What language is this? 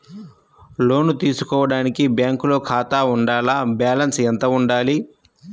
Telugu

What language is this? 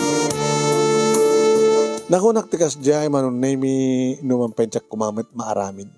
Filipino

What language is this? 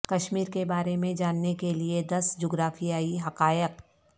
Urdu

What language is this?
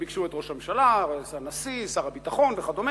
Hebrew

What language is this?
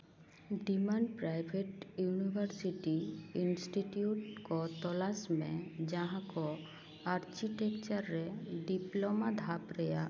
Santali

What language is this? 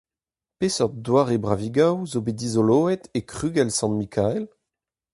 Breton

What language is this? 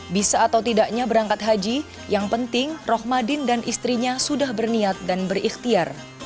Indonesian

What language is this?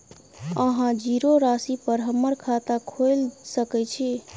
Maithili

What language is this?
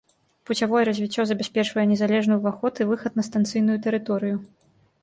Belarusian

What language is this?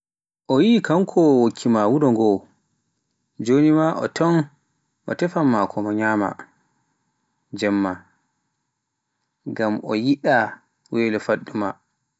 Pular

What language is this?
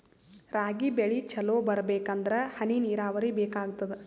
Kannada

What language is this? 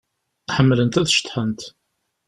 Kabyle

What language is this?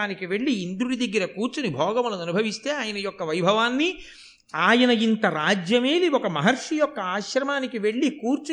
Telugu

